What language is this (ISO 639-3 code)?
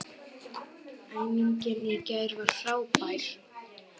isl